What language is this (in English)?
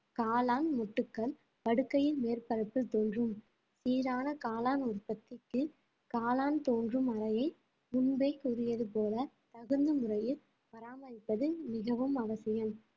Tamil